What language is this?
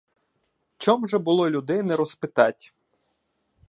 Ukrainian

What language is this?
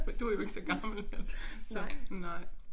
Danish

